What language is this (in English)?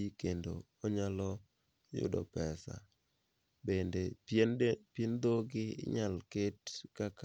Luo (Kenya and Tanzania)